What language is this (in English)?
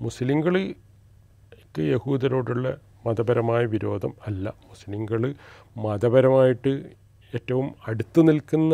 Malayalam